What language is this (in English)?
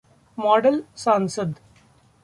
Hindi